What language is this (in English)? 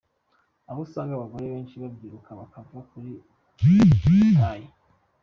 Kinyarwanda